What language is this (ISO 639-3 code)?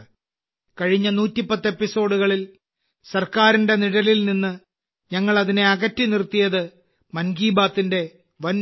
mal